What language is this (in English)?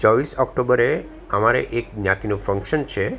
Gujarati